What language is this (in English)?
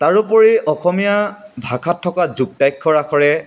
Assamese